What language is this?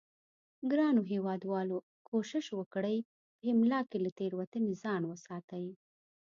Pashto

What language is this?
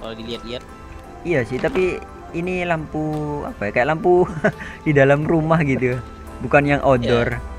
Indonesian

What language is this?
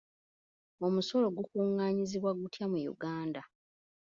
Ganda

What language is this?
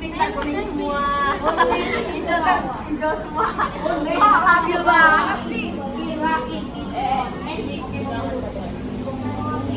Arabic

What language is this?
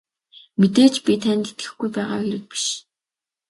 Mongolian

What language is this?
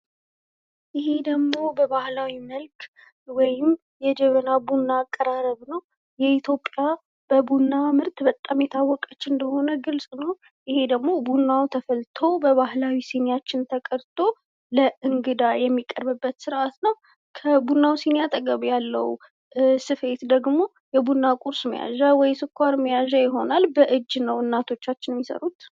Amharic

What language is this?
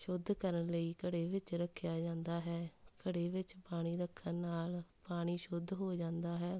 Punjabi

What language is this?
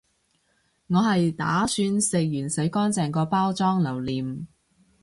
Cantonese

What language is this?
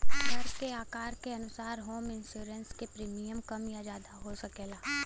Bhojpuri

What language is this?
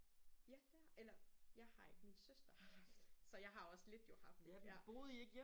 Danish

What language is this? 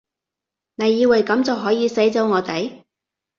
Cantonese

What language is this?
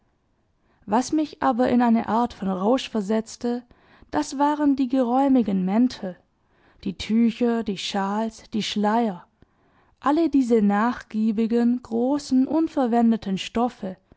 German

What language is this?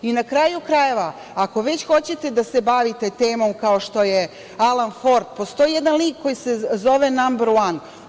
Serbian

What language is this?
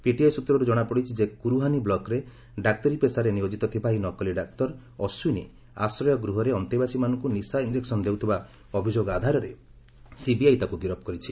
Odia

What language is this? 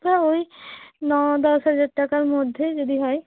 Bangla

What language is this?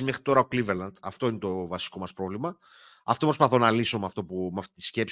Greek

